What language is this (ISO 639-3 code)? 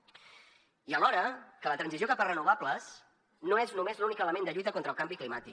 cat